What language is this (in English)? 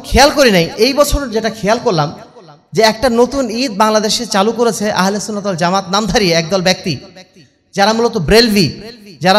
Bangla